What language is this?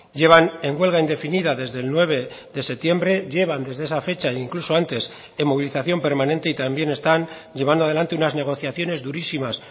Spanish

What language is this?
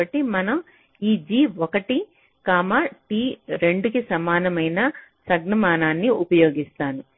Telugu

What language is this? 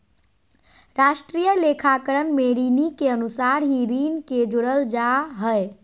Magahi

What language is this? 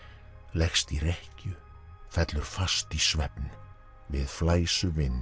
Icelandic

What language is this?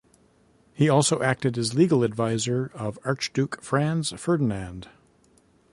English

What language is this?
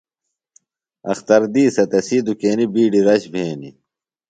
Phalura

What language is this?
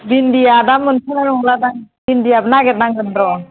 Bodo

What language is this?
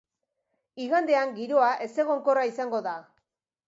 Basque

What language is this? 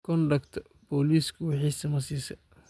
Somali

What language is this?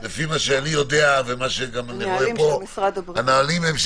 Hebrew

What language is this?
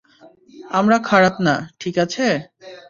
Bangla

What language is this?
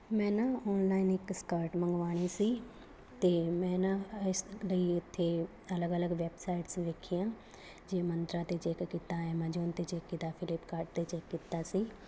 Punjabi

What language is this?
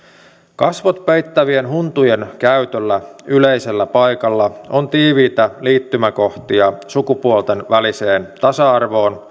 Finnish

